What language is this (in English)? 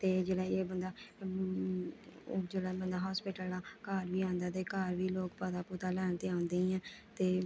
Dogri